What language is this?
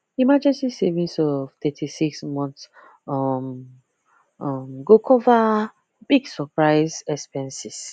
Nigerian Pidgin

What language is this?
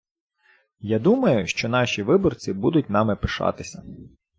Ukrainian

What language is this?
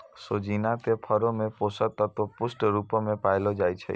Maithili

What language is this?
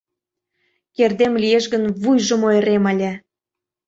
Mari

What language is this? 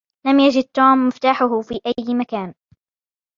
Arabic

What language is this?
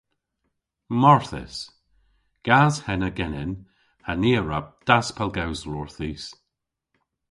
Cornish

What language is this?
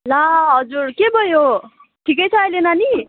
Nepali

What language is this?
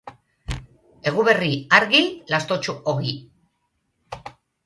Basque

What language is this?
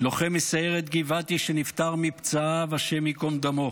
Hebrew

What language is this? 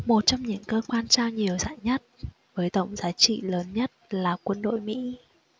Vietnamese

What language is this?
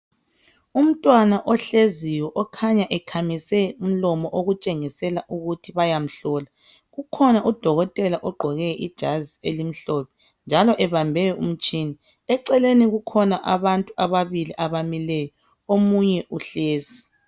North Ndebele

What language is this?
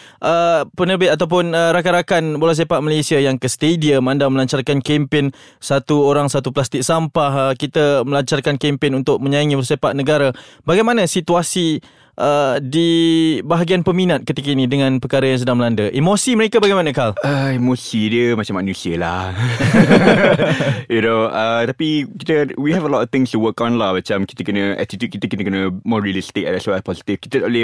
Malay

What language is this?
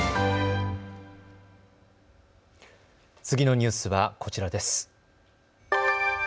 Japanese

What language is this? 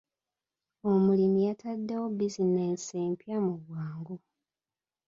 Ganda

